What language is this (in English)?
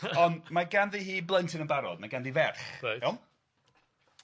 Welsh